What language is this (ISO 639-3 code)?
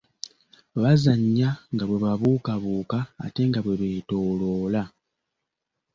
lug